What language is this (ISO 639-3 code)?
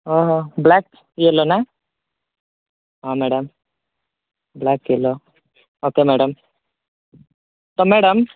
ori